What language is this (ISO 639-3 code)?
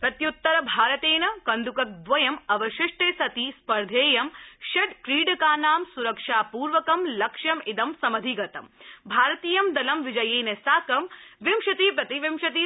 san